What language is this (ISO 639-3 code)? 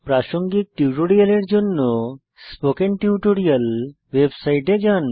ben